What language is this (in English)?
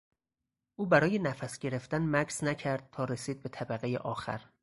Persian